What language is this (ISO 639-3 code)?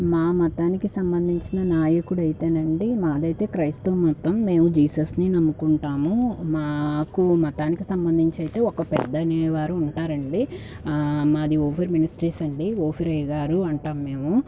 tel